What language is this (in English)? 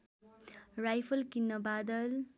Nepali